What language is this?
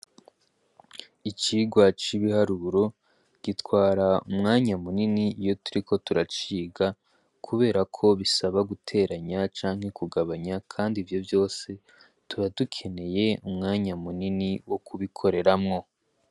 Rundi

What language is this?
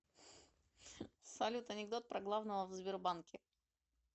Russian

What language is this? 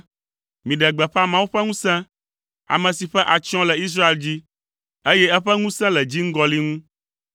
Ewe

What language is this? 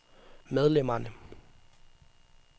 Danish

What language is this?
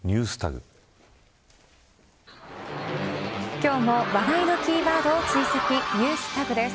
Japanese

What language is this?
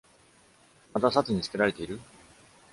Japanese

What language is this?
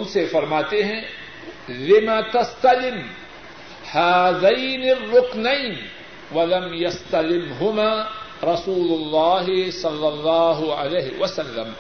Urdu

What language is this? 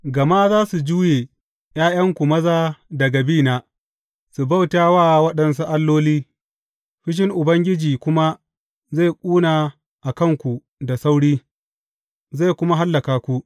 Hausa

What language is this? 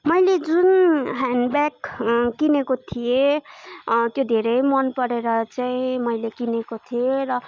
Nepali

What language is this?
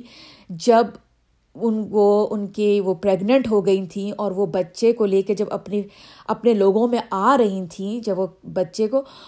Urdu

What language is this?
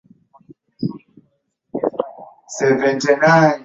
Swahili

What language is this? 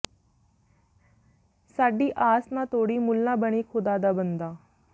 Punjabi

